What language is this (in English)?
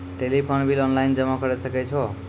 Maithili